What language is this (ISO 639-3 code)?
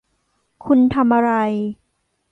tha